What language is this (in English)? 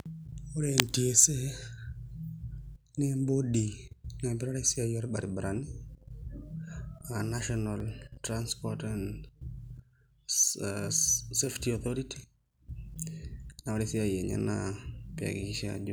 Masai